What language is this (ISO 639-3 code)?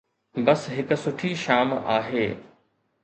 snd